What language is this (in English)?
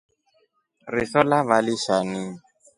Rombo